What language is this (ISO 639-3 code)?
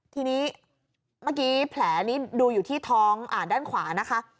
tha